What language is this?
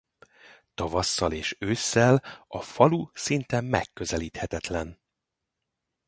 Hungarian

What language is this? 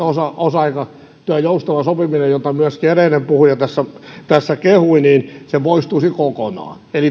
Finnish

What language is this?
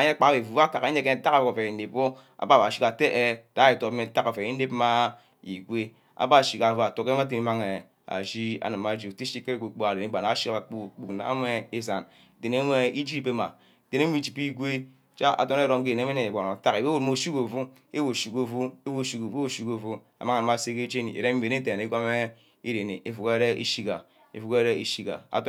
Ubaghara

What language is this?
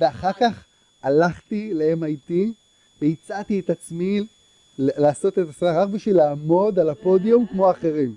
Hebrew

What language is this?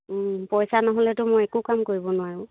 Assamese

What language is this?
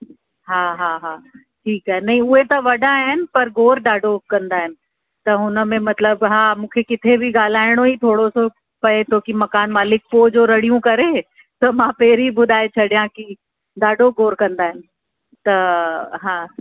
Sindhi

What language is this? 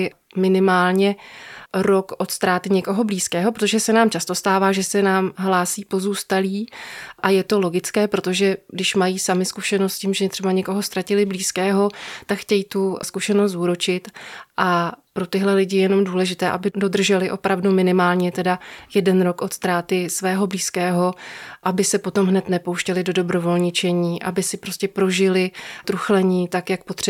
Czech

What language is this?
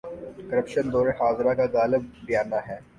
Urdu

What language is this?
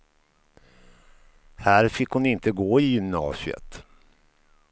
Swedish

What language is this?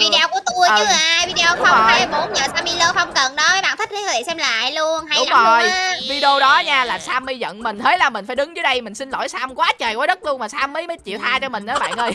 Vietnamese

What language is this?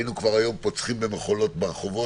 Hebrew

